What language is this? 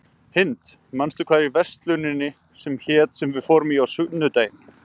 Icelandic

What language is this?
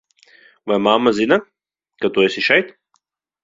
Latvian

